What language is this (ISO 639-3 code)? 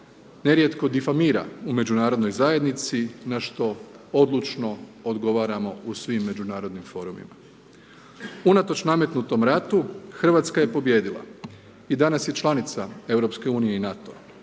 hrv